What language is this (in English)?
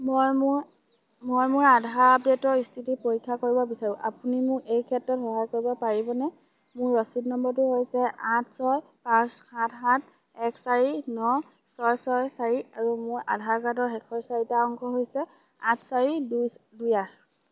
Assamese